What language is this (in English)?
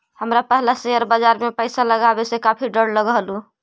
Magahi